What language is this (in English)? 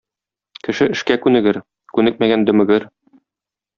Tatar